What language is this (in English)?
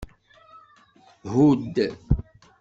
Kabyle